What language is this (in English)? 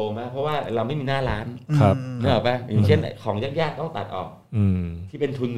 Thai